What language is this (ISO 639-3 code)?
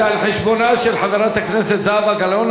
heb